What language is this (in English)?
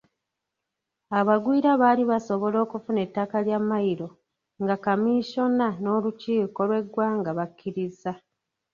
Ganda